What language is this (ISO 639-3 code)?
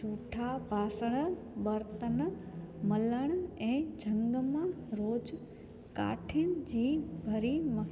snd